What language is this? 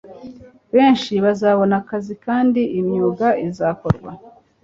Kinyarwanda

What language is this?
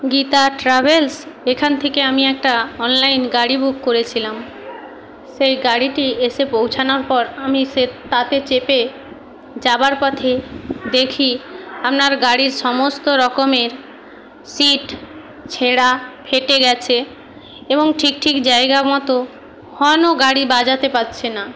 Bangla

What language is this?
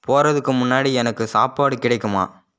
Tamil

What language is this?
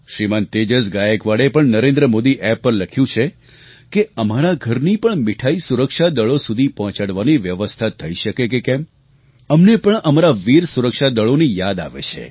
Gujarati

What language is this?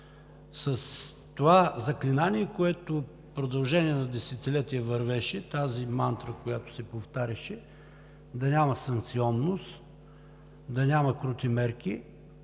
Bulgarian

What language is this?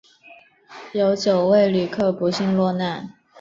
Chinese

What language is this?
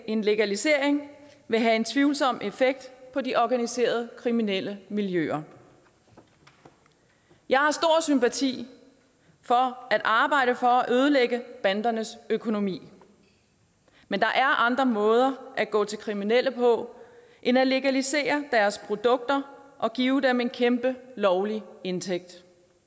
Danish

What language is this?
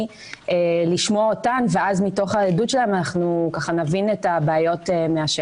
Hebrew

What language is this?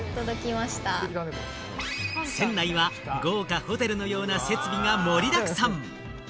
Japanese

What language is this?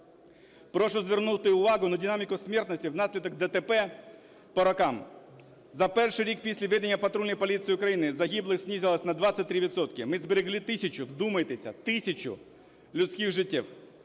Ukrainian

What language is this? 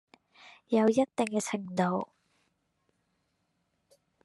Chinese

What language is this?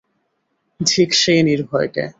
Bangla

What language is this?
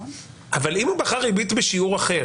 Hebrew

